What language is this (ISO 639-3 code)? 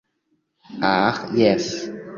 epo